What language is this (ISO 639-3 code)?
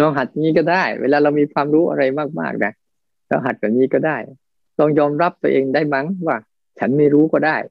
tha